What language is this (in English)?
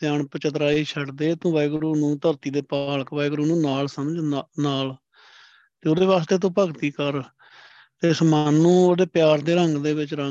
Punjabi